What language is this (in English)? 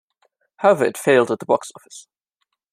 English